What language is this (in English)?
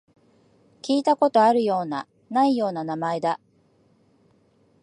Japanese